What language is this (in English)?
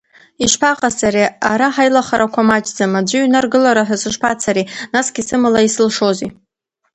Abkhazian